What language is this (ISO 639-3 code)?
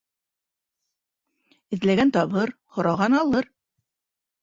bak